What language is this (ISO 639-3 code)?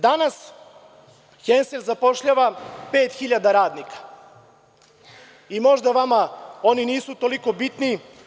srp